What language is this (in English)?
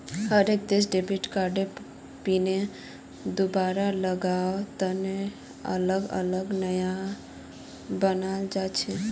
Magahi